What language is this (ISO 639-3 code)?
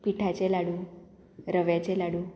kok